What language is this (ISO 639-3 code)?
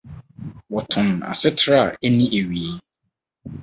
aka